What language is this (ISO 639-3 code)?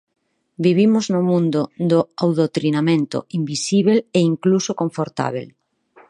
glg